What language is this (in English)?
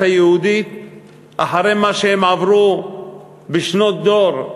Hebrew